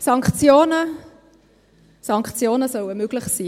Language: Swiss German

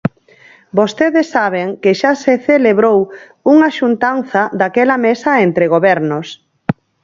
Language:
Galician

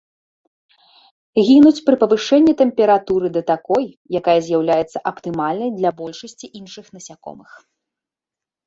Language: Belarusian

